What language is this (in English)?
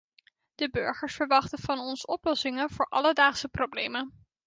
Dutch